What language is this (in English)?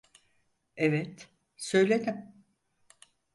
Turkish